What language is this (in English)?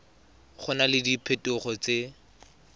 Tswana